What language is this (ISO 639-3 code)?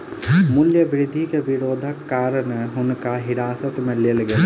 mai